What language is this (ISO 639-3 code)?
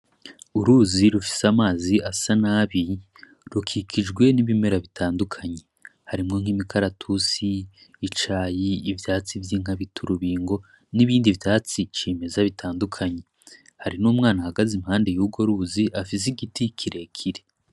run